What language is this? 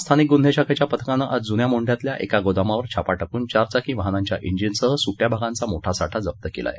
Marathi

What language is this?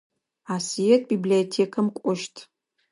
Adyghe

